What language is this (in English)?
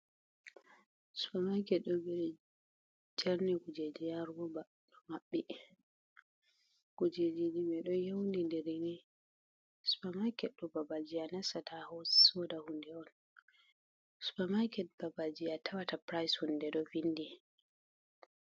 Fula